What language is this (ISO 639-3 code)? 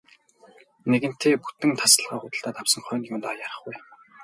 mon